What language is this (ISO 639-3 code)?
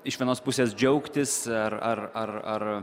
lit